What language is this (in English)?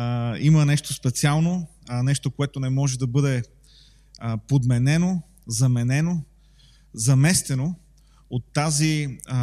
Bulgarian